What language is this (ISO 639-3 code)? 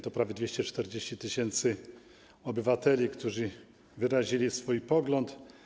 pol